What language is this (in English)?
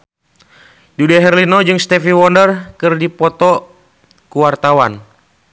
Sundanese